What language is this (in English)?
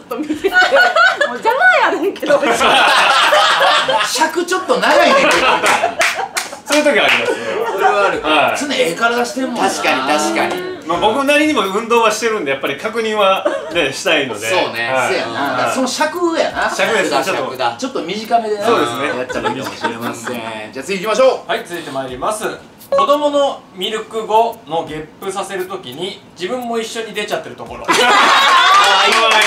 Japanese